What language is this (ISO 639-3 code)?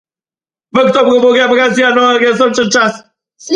slv